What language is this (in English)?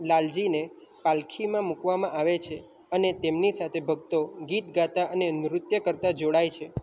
Gujarati